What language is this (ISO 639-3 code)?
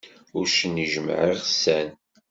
kab